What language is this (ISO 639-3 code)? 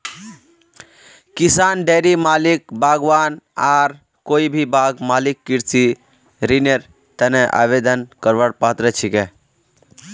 mag